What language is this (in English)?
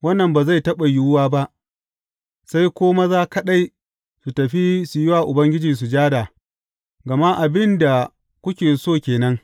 Hausa